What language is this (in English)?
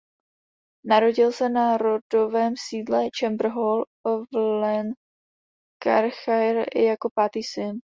Czech